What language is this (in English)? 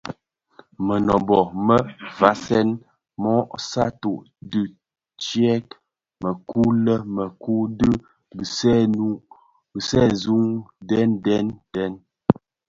Bafia